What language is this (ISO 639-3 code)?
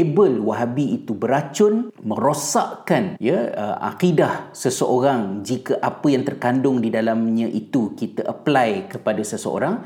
msa